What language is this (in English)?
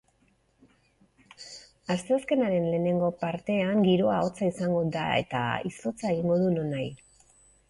Basque